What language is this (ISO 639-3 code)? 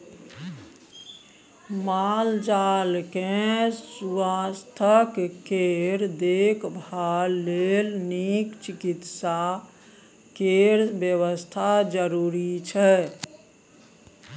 mai